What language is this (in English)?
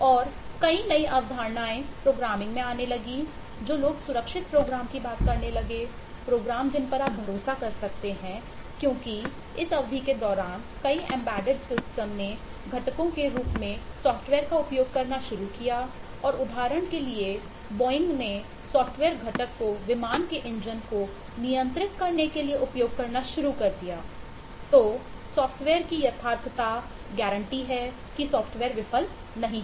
Hindi